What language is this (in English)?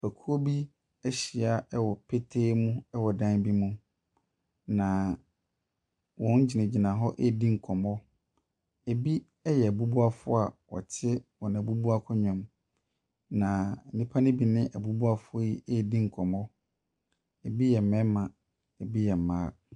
Akan